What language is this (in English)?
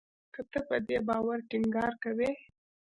Pashto